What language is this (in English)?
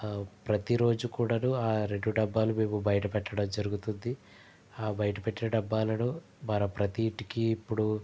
Telugu